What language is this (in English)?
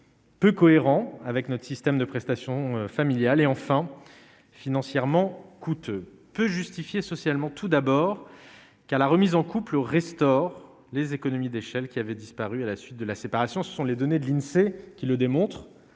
French